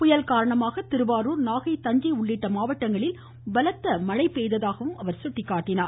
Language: Tamil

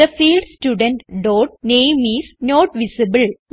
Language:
Malayalam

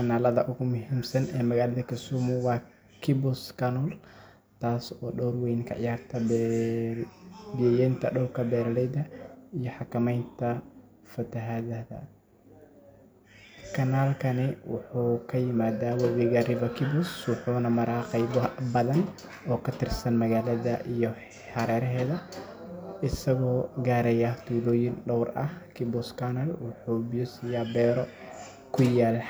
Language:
Somali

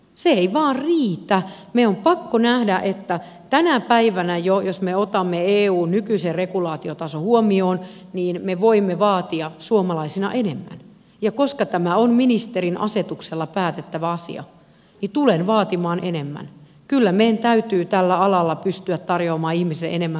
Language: Finnish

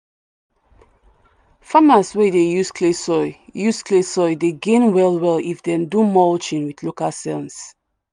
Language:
Nigerian Pidgin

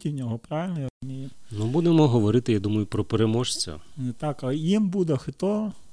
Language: Ukrainian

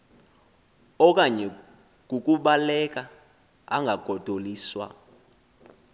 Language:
Xhosa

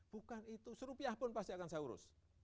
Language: Indonesian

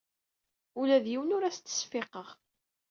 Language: Kabyle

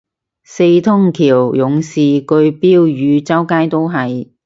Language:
Cantonese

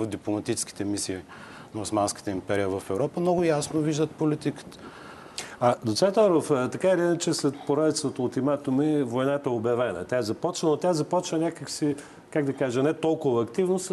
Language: Bulgarian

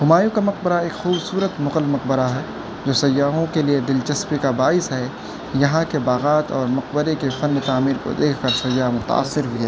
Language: Urdu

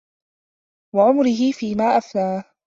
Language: Arabic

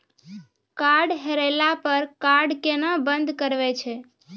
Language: Maithili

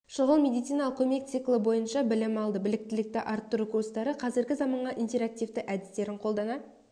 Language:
Kazakh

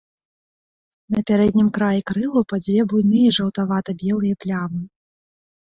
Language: Belarusian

